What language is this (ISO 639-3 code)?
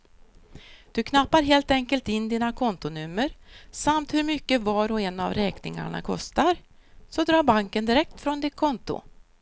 swe